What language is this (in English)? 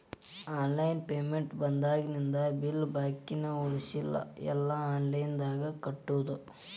Kannada